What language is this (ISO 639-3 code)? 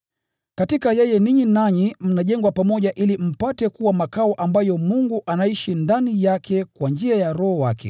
swa